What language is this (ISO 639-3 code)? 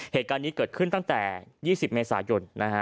tha